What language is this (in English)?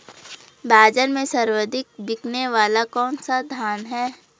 Hindi